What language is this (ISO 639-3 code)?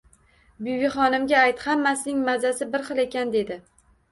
uzb